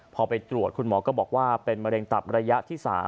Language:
Thai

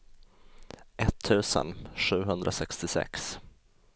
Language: Swedish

